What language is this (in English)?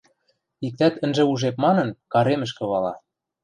Western Mari